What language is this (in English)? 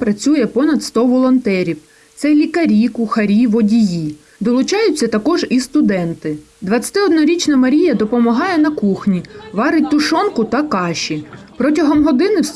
Ukrainian